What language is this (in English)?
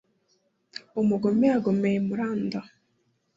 Kinyarwanda